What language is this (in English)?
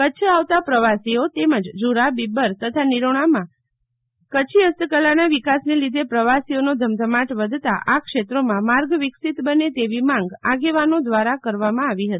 Gujarati